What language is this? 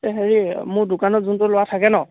Assamese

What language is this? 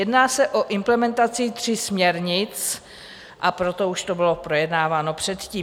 Czech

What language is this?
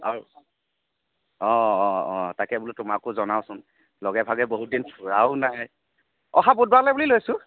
Assamese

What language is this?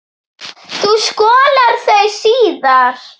Icelandic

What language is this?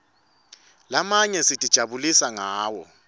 Swati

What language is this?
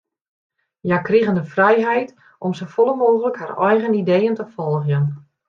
Western Frisian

